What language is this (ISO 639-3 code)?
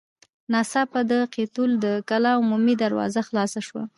pus